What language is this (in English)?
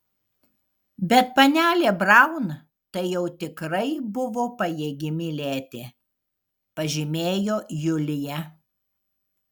Lithuanian